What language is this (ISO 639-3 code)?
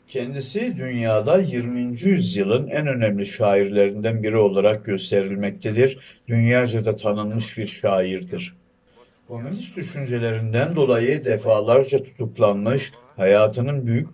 tur